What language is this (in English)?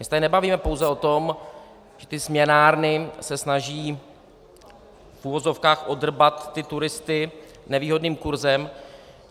Czech